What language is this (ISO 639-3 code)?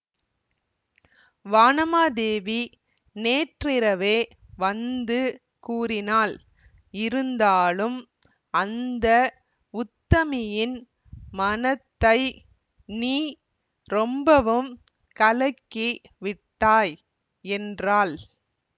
tam